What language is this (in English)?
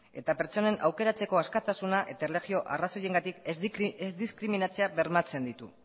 Basque